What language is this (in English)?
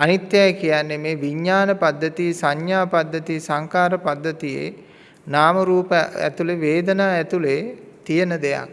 Sinhala